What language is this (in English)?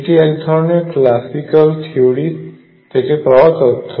Bangla